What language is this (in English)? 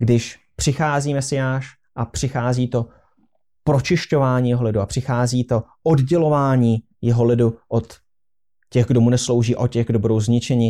Czech